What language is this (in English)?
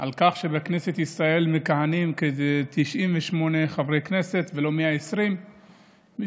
Hebrew